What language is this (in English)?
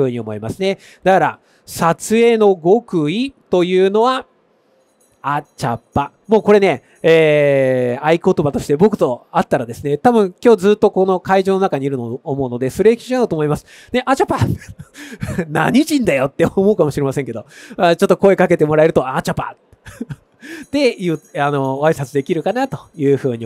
Japanese